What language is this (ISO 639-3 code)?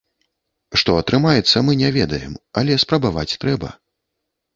bel